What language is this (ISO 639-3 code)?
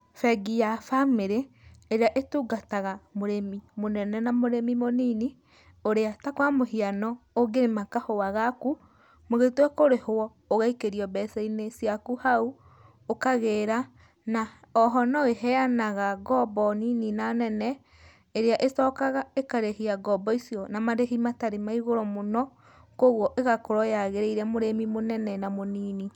kik